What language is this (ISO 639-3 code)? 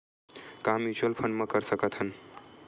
hne